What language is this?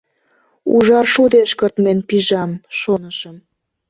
Mari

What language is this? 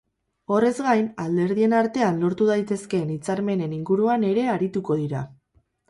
Basque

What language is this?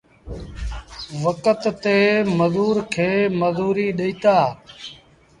Sindhi Bhil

